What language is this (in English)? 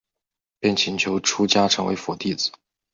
Chinese